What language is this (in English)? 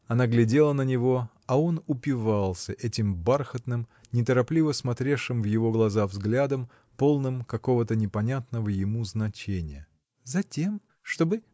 Russian